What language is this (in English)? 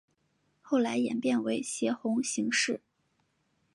Chinese